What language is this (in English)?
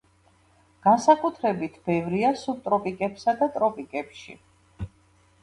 Georgian